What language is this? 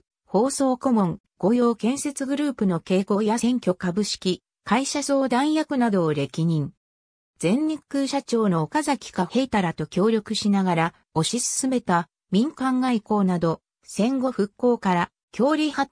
Japanese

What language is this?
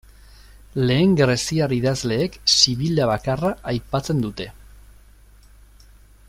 Basque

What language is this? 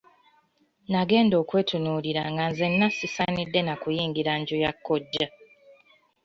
Ganda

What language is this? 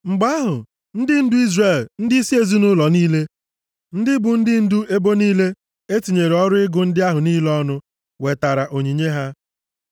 Igbo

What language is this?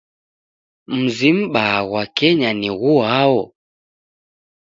Taita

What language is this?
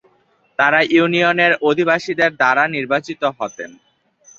Bangla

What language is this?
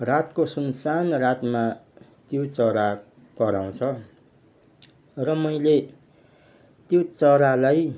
Nepali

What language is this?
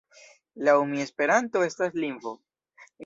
Esperanto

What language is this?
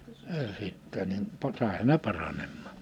Finnish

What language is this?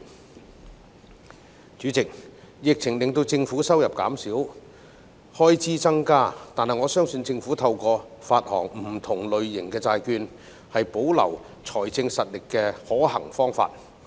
Cantonese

